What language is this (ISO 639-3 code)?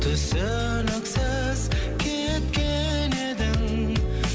kaz